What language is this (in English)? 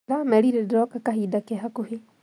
Kikuyu